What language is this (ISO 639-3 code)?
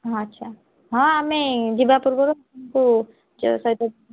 ori